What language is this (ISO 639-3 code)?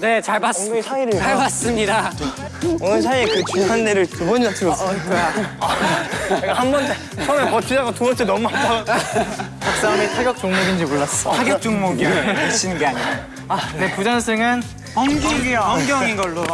kor